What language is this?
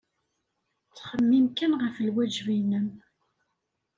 Kabyle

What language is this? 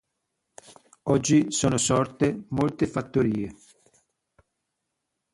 Italian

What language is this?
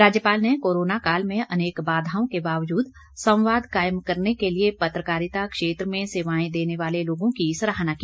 Hindi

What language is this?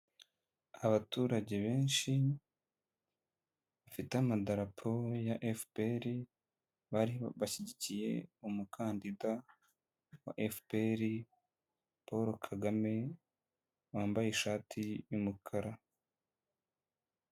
Kinyarwanda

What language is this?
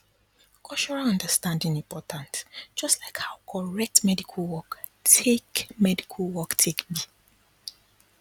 Nigerian Pidgin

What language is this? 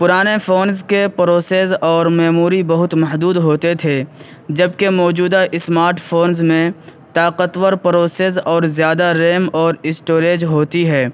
Urdu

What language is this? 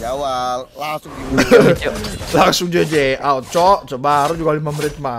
Indonesian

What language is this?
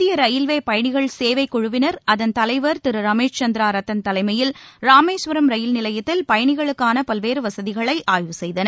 Tamil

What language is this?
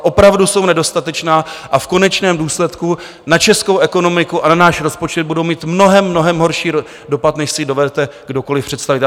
Czech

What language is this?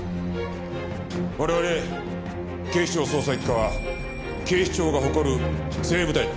Japanese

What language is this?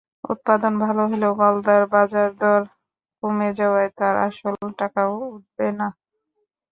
Bangla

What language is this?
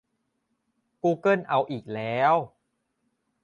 Thai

